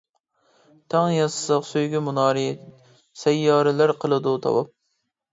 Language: Uyghur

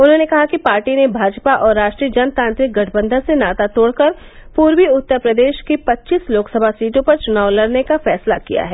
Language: Hindi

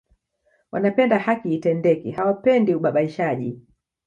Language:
Swahili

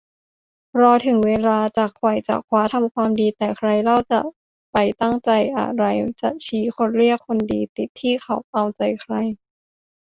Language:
Thai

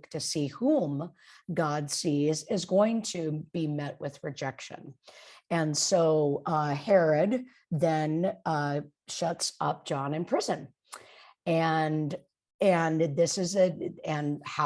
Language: English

